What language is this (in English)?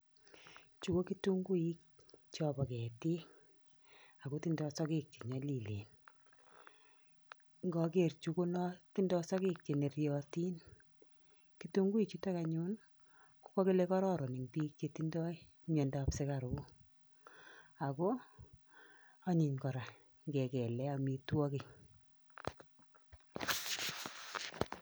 Kalenjin